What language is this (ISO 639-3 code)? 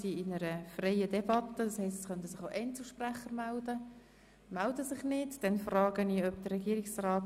gsw